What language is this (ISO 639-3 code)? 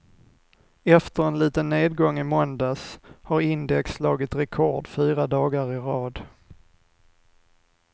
swe